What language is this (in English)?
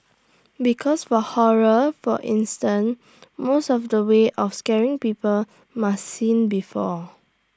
English